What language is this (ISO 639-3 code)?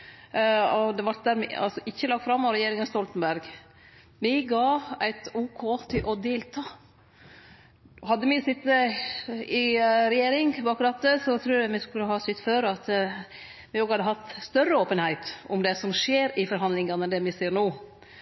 nno